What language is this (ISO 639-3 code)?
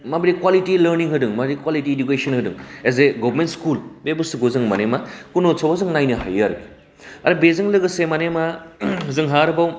brx